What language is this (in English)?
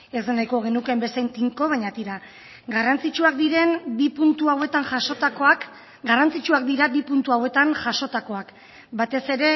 Basque